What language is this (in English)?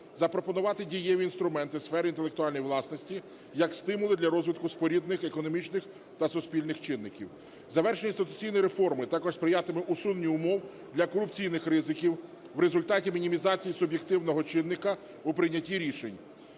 Ukrainian